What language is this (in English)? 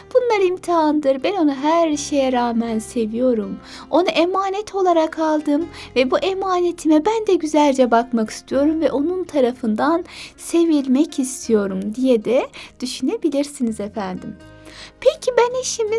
Turkish